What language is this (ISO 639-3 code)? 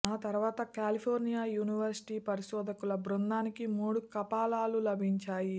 tel